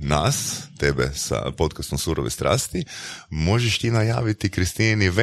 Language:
Croatian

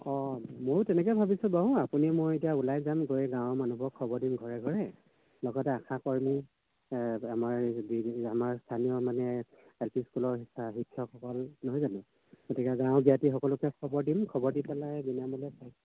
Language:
Assamese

